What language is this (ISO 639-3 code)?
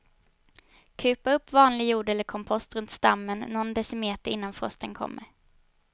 swe